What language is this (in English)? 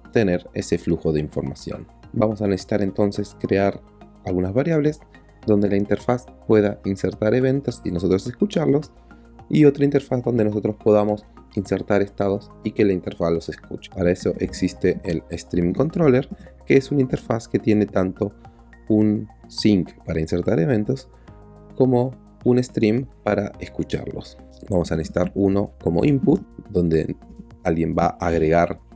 Spanish